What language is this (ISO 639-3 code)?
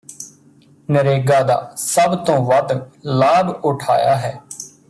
pan